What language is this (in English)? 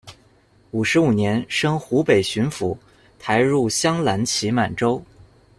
Chinese